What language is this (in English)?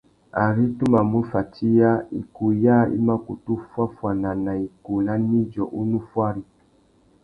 Tuki